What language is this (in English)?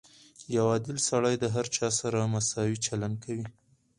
Pashto